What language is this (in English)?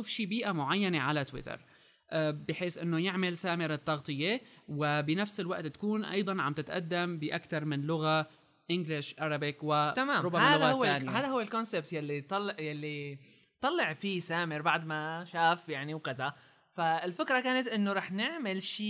Arabic